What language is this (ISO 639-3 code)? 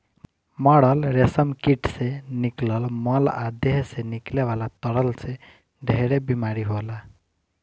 bho